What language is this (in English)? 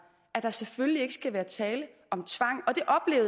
Danish